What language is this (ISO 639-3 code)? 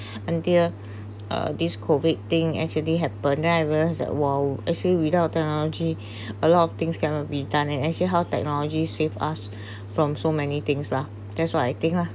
eng